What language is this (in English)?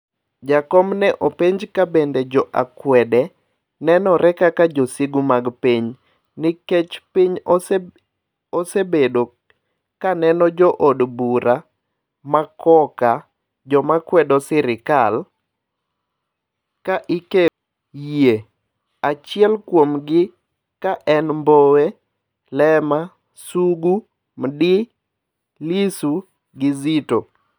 Luo (Kenya and Tanzania)